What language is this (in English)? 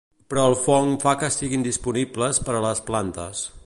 Catalan